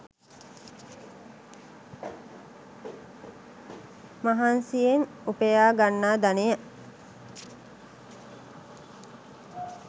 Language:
Sinhala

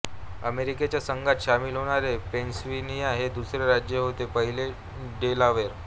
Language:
Marathi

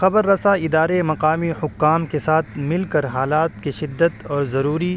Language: Urdu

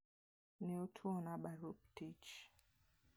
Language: Luo (Kenya and Tanzania)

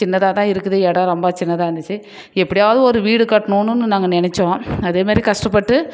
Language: Tamil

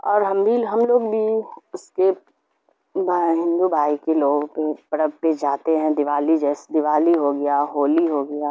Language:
Urdu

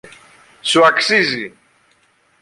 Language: Greek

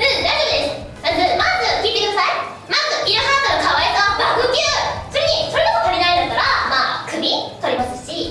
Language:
Japanese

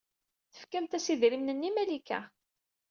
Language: Kabyle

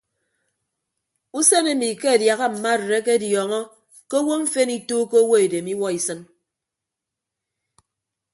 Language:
Ibibio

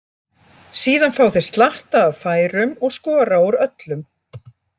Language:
Icelandic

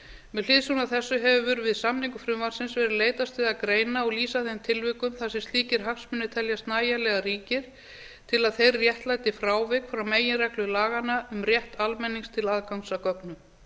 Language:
Icelandic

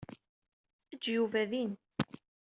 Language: Kabyle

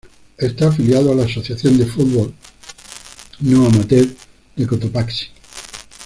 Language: Spanish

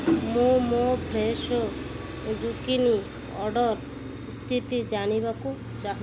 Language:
Odia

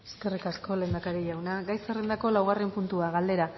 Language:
Basque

